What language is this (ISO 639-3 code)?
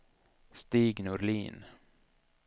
swe